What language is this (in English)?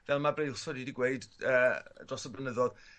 Welsh